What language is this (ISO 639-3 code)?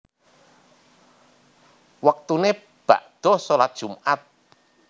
jav